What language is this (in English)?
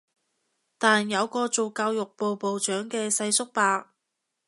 Cantonese